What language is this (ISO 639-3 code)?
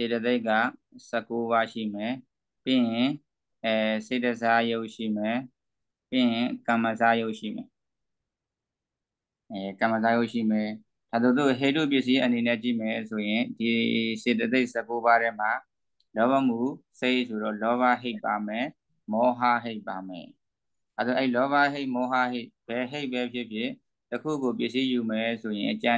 vie